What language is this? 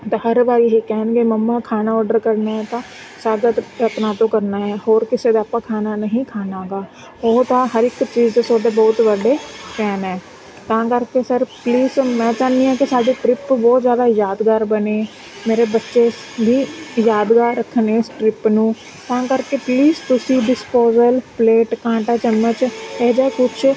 Punjabi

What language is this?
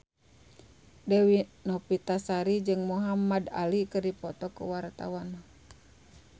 Sundanese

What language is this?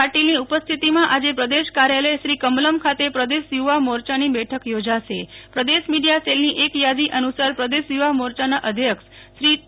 Gujarati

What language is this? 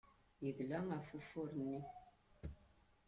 Kabyle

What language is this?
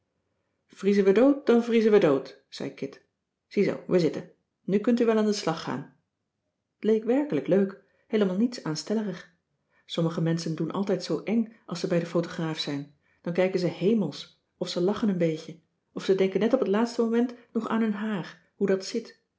Dutch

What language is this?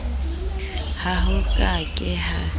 Southern Sotho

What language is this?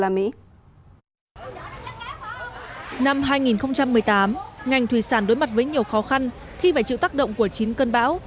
Vietnamese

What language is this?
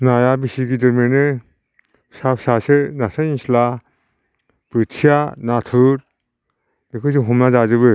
Bodo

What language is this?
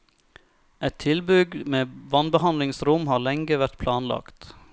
Norwegian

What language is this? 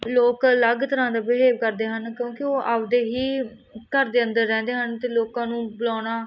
Punjabi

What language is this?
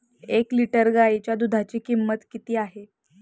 Marathi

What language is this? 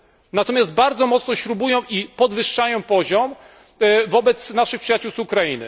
Polish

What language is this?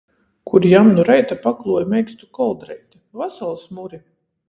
Latgalian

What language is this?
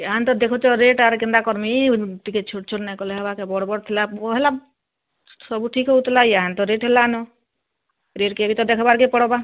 Odia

